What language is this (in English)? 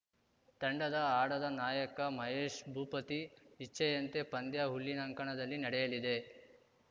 Kannada